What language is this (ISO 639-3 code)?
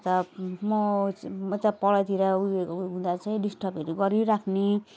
nep